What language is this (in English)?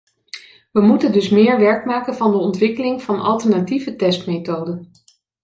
Dutch